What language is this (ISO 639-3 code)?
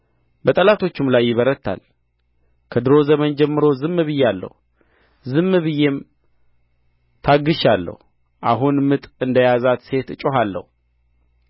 amh